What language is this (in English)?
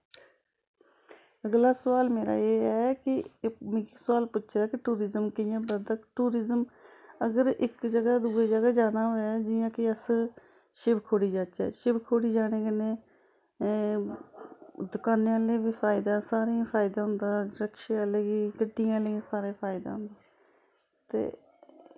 Dogri